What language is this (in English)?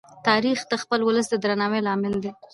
Pashto